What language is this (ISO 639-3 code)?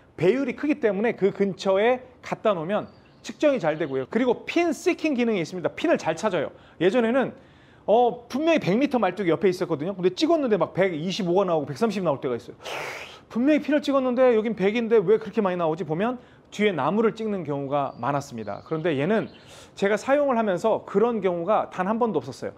kor